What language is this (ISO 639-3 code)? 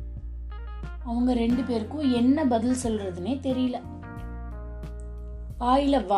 tam